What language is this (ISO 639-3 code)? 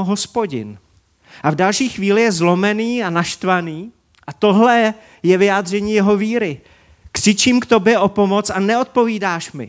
ces